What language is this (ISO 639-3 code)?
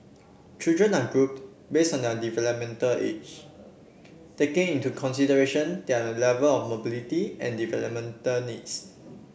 eng